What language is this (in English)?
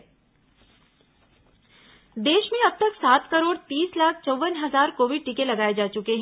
Hindi